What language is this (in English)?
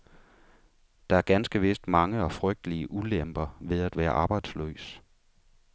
Danish